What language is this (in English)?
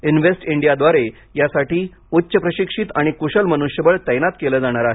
Marathi